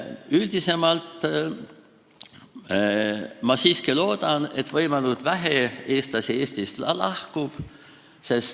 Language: Estonian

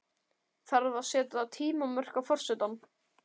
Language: Icelandic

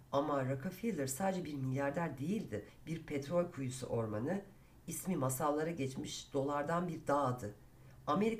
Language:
Turkish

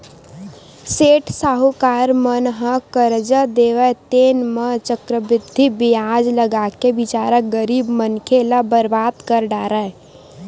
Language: Chhattisgarhi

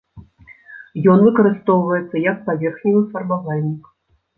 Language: Belarusian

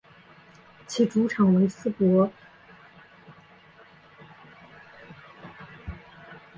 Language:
Chinese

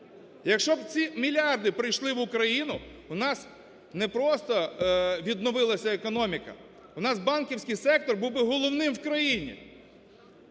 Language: Ukrainian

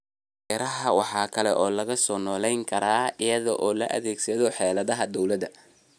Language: Somali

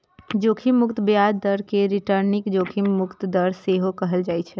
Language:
Maithili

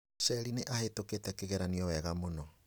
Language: Kikuyu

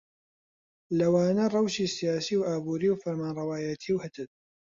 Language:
Central Kurdish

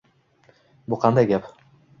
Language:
Uzbek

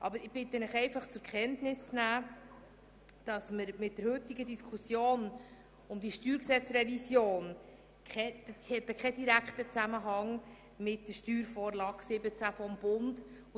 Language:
Swiss German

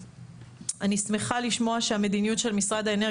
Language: Hebrew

